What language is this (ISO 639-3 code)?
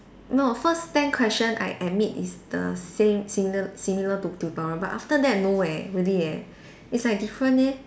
eng